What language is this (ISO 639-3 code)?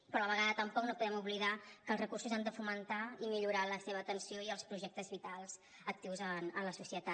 cat